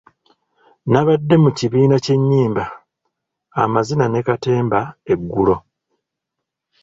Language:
Ganda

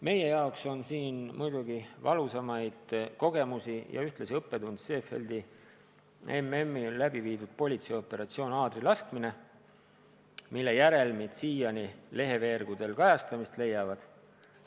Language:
Estonian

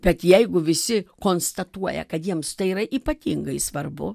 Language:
Lithuanian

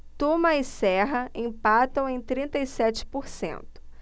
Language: Portuguese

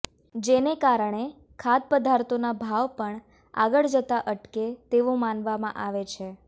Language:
Gujarati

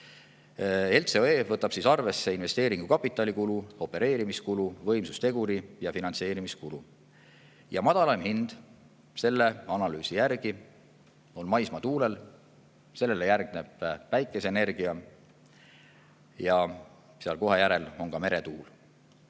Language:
Estonian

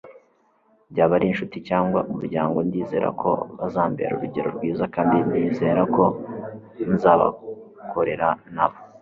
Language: Kinyarwanda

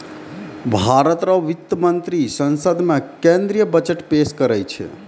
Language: Maithili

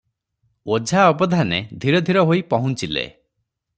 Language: Odia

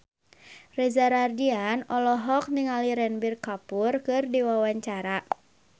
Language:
Sundanese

